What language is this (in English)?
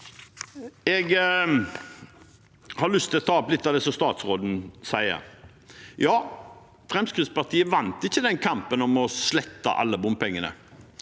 Norwegian